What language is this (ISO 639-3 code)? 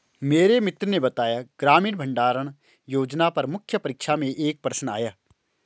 hin